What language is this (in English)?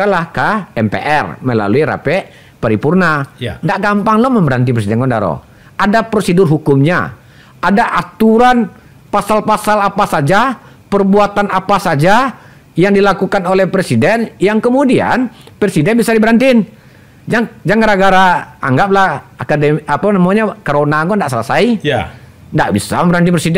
Indonesian